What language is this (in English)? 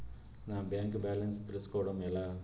Telugu